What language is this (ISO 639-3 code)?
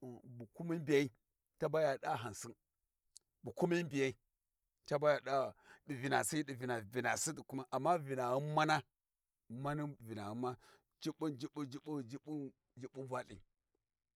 wji